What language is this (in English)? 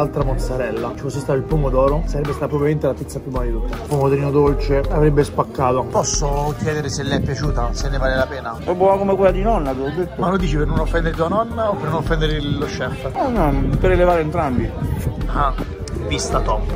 Italian